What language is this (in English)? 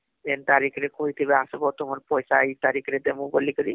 Odia